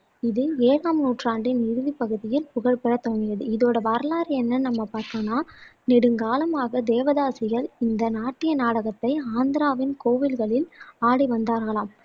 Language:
Tamil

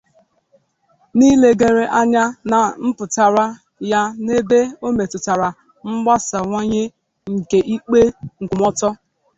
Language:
Igbo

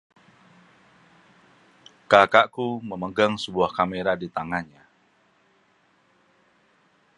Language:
Indonesian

